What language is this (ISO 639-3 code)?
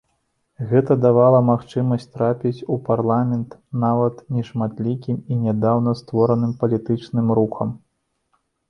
bel